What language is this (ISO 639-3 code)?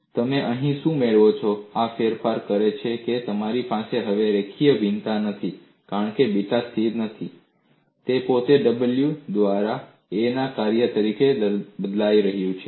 guj